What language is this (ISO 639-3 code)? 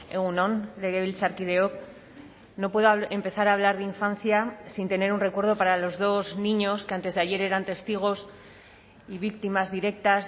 spa